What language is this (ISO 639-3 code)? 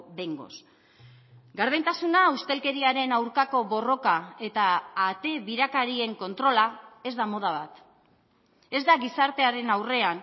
eus